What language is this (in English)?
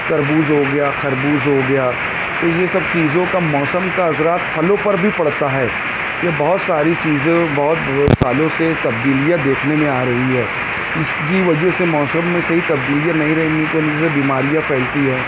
Urdu